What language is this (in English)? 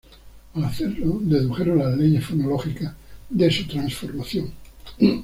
Spanish